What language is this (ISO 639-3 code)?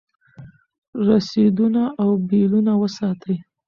pus